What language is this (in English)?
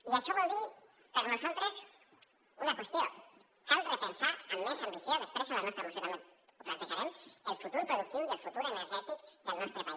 Catalan